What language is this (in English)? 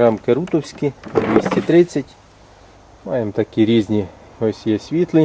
Ukrainian